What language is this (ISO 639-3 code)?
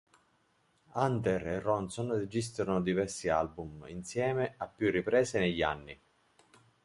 ita